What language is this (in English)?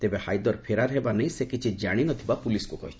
Odia